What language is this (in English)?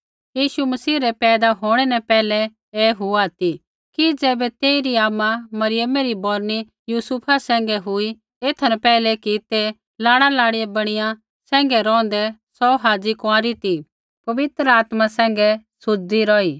Kullu Pahari